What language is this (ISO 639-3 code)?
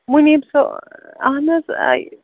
kas